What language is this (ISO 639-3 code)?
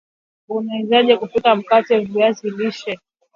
swa